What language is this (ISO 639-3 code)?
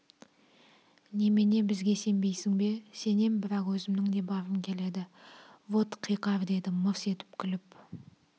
kaz